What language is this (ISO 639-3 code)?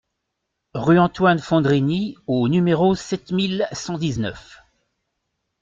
fra